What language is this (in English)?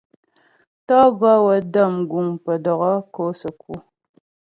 Ghomala